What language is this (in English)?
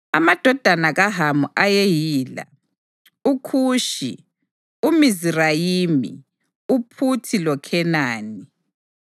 North Ndebele